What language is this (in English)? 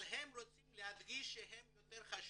Hebrew